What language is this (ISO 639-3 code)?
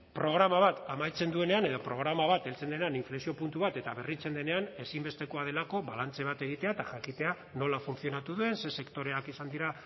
eus